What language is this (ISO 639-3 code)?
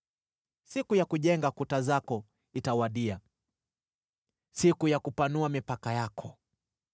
swa